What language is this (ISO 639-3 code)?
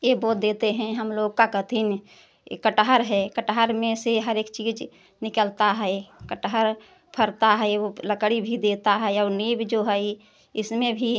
hin